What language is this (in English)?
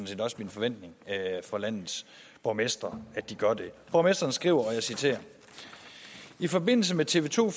Danish